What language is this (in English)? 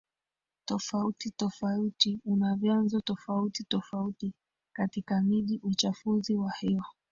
Swahili